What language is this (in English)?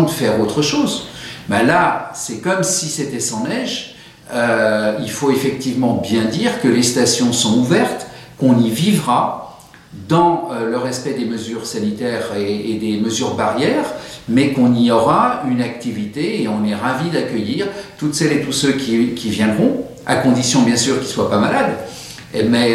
French